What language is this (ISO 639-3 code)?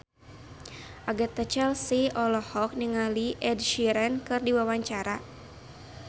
sun